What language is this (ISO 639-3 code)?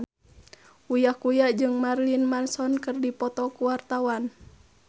sun